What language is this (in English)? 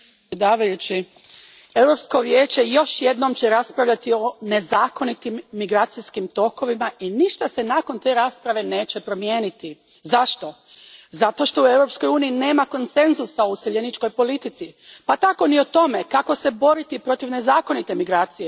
Croatian